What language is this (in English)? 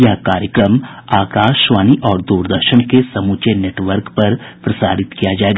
Hindi